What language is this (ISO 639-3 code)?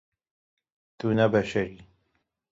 kur